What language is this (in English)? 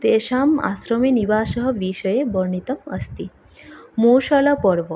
Sanskrit